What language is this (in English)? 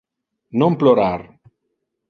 Interlingua